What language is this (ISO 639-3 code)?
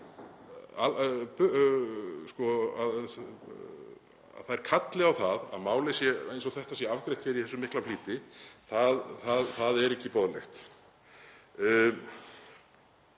isl